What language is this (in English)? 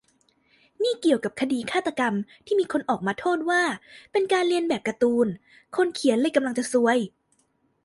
Thai